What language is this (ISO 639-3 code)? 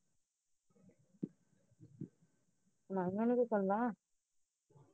pan